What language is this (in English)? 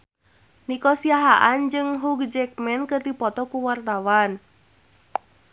Sundanese